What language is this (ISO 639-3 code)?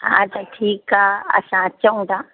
snd